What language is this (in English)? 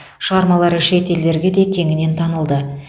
Kazakh